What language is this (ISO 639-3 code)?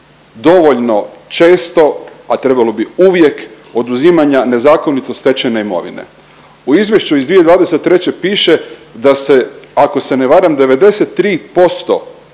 hrv